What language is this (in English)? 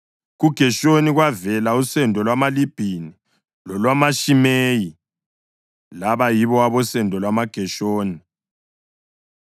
North Ndebele